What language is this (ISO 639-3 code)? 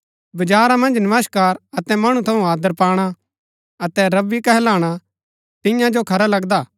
gbk